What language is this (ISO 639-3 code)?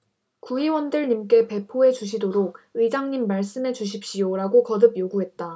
kor